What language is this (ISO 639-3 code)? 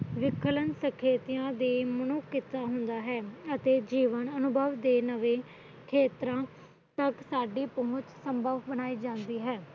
pan